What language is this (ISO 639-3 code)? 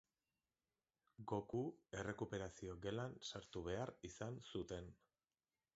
eus